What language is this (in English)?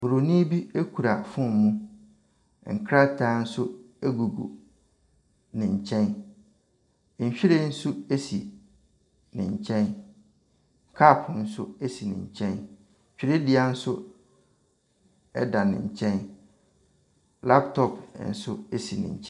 Akan